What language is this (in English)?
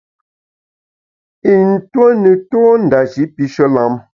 Bamun